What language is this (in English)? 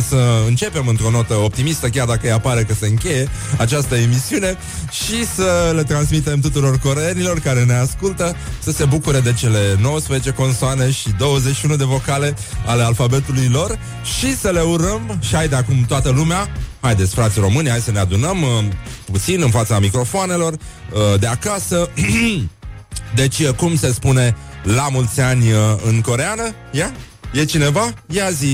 Romanian